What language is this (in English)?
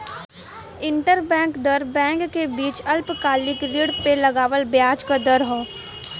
Bhojpuri